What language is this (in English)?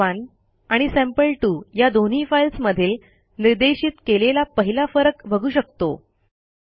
Marathi